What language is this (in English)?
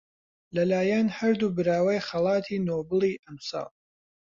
Central Kurdish